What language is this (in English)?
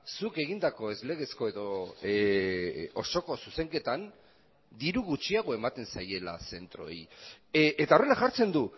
Basque